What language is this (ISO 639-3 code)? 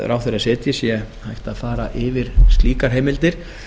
isl